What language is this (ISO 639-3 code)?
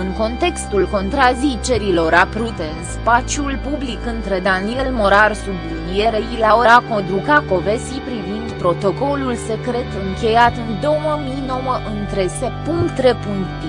ron